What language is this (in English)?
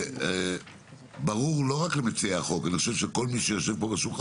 Hebrew